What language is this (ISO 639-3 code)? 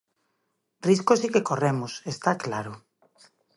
glg